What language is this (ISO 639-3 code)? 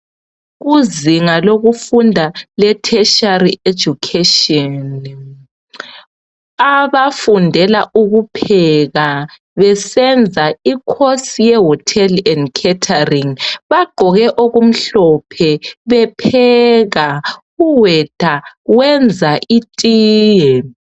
nde